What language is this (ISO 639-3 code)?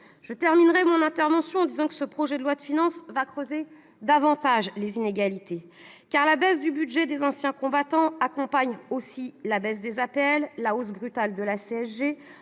fra